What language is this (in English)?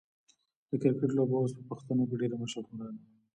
Pashto